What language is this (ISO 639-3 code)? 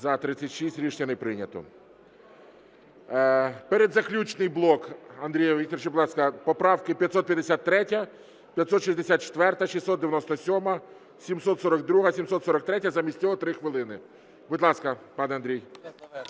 ukr